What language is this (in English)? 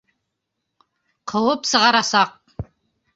Bashkir